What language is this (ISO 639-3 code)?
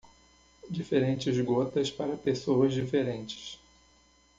por